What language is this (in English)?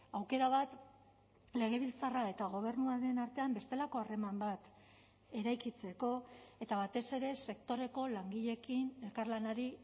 Basque